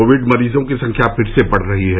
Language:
Hindi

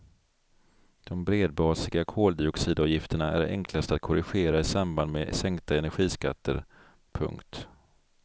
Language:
Swedish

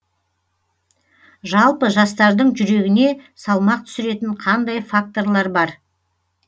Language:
Kazakh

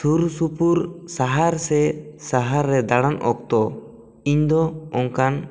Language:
Santali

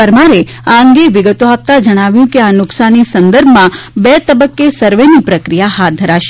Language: Gujarati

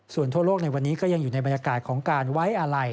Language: Thai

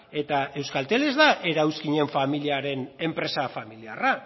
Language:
Basque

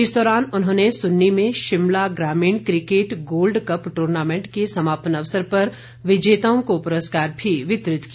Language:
Hindi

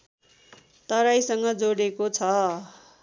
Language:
Nepali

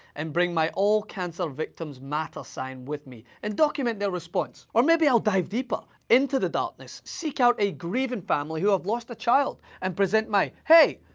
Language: English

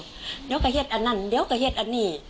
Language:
Thai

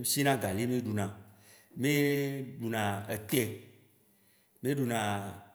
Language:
Waci Gbe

